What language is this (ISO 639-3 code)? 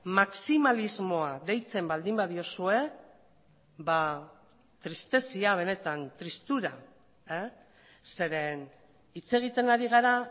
eus